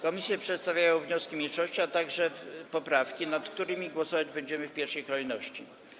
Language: Polish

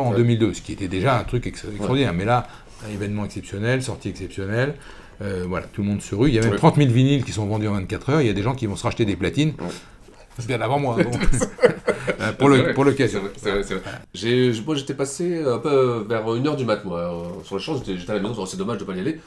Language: French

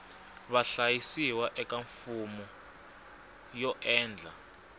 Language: Tsonga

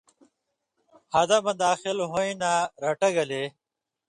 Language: Indus Kohistani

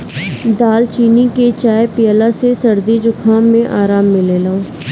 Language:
Bhojpuri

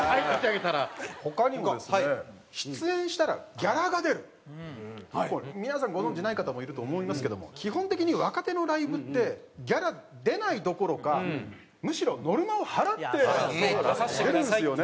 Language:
Japanese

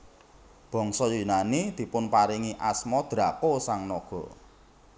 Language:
Javanese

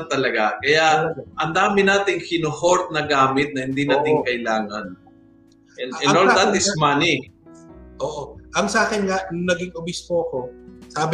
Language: Filipino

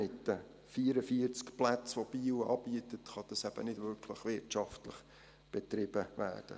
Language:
Swiss German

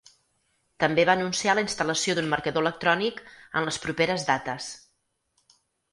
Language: Catalan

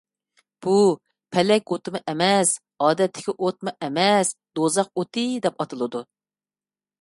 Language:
Uyghur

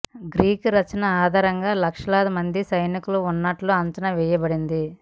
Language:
Telugu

